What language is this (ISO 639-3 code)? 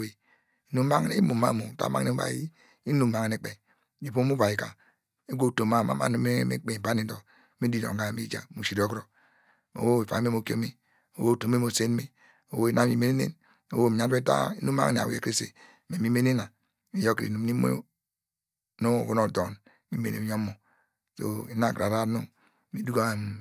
deg